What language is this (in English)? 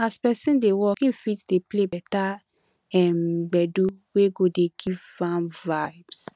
Nigerian Pidgin